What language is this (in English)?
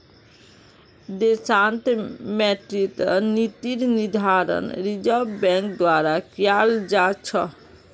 Magahi